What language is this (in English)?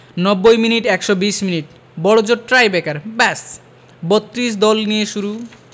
Bangla